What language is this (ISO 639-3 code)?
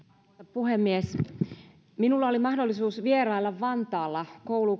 fin